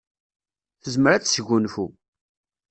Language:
Kabyle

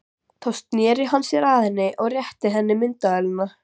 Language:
Icelandic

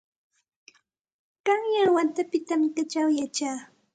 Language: Santa Ana de Tusi Pasco Quechua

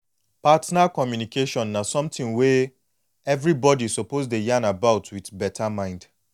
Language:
Nigerian Pidgin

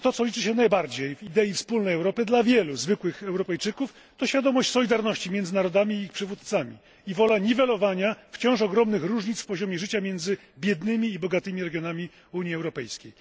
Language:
Polish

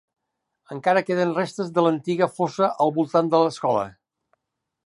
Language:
Catalan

